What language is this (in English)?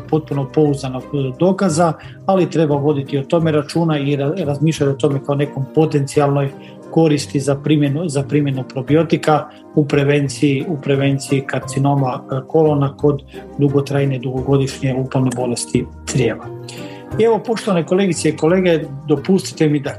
Croatian